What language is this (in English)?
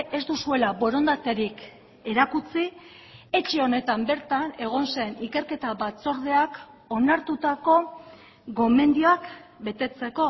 Basque